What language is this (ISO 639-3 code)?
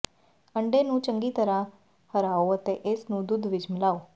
pan